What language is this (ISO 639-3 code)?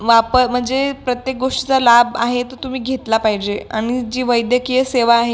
mar